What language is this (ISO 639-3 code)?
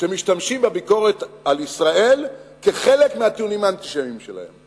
heb